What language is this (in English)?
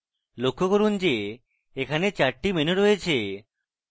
Bangla